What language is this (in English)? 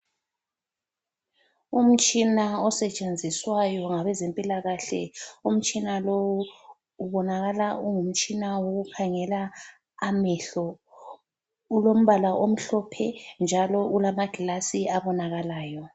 North Ndebele